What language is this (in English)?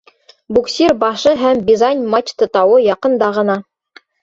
Bashkir